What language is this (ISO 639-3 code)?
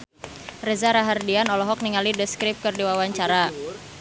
sun